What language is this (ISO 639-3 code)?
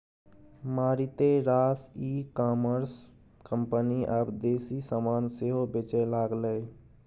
mai